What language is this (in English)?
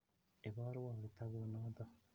Kalenjin